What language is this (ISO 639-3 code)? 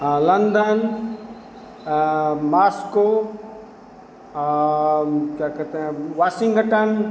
hin